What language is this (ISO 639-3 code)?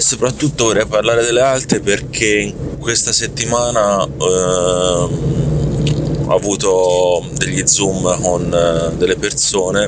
ita